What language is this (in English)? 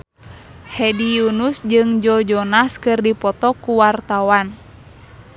Sundanese